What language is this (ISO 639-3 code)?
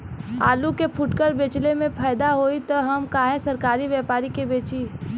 bho